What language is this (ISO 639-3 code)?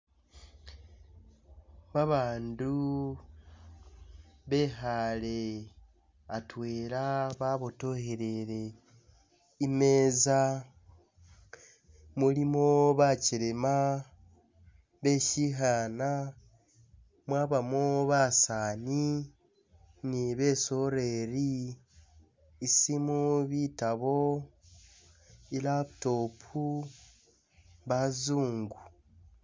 myx